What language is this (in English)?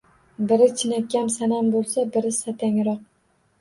Uzbek